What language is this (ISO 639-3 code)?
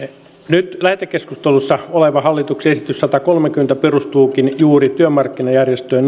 fin